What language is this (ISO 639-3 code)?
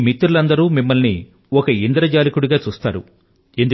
tel